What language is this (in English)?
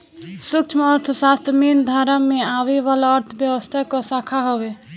Bhojpuri